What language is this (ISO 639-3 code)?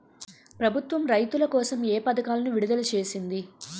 tel